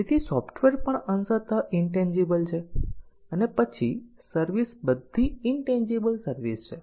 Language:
Gujarati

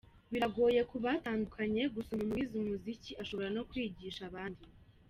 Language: Kinyarwanda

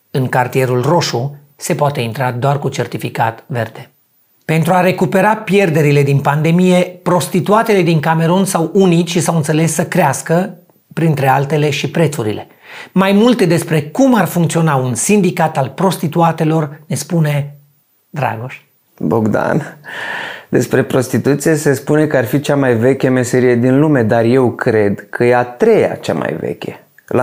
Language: Romanian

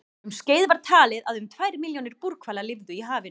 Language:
Icelandic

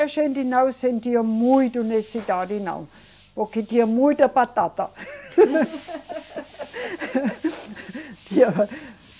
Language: Portuguese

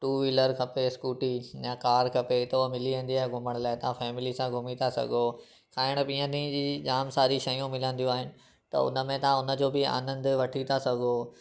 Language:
Sindhi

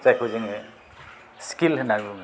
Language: Bodo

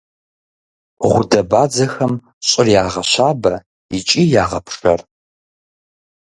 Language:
Kabardian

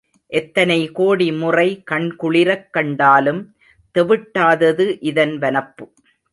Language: Tamil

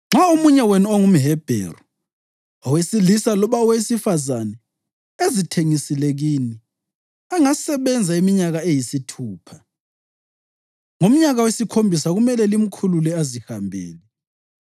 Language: North Ndebele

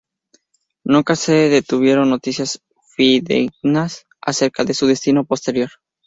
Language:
Spanish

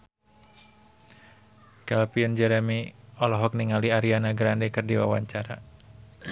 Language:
Sundanese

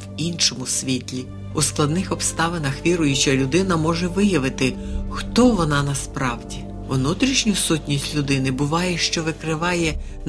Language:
Ukrainian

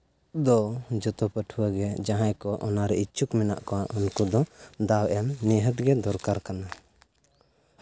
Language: Santali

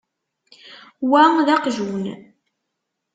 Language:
Kabyle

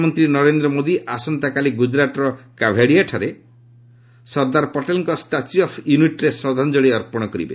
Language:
Odia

